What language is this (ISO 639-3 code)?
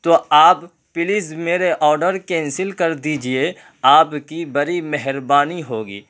urd